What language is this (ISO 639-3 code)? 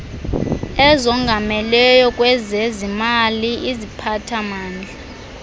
xho